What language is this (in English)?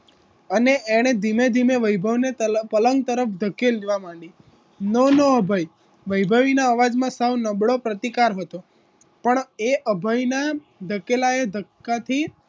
Gujarati